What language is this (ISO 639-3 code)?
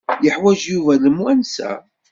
kab